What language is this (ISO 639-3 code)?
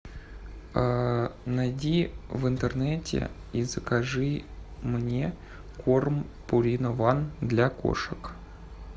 rus